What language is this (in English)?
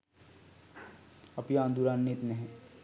Sinhala